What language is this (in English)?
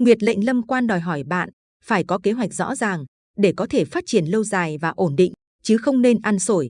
Vietnamese